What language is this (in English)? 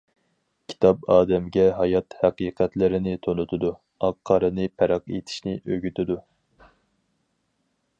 Uyghur